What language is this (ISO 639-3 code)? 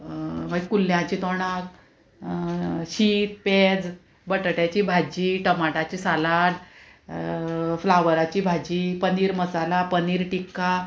kok